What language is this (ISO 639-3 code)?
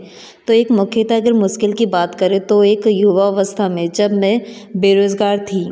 hin